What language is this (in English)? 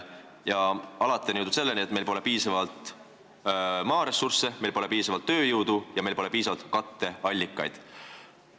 Estonian